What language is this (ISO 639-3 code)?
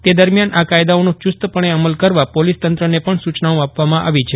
guj